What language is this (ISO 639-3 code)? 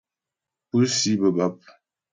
bbj